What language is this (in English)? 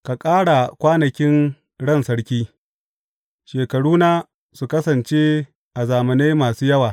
Hausa